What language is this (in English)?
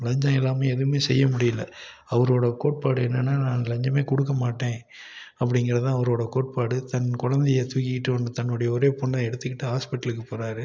Tamil